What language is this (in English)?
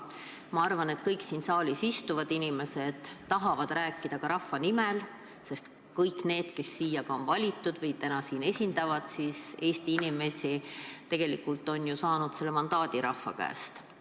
Estonian